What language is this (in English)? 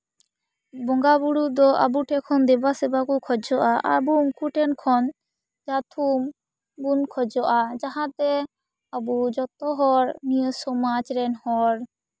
Santali